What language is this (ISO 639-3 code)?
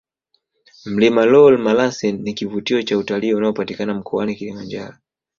swa